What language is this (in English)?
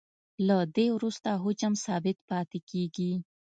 Pashto